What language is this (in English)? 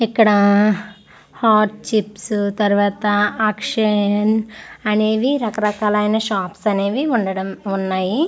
Telugu